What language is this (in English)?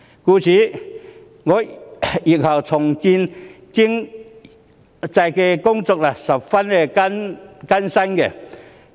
Cantonese